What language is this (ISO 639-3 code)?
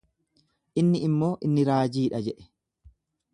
orm